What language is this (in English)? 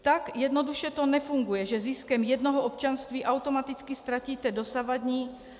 Czech